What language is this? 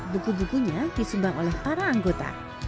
Indonesian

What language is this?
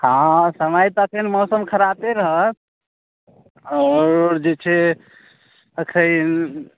Maithili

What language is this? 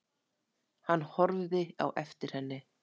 Icelandic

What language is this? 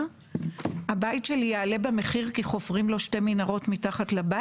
Hebrew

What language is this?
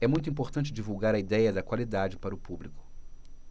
Portuguese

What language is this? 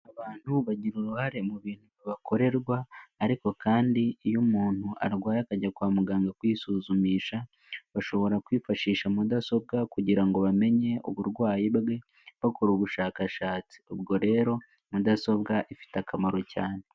Kinyarwanda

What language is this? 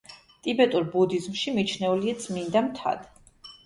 Georgian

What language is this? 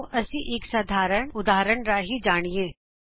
Punjabi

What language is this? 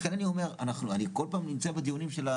Hebrew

